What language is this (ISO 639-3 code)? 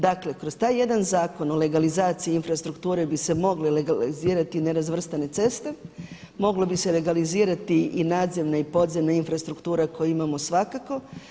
hrv